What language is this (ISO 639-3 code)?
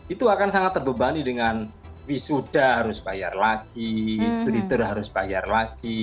ind